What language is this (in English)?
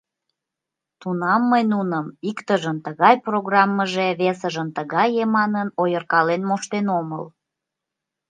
Mari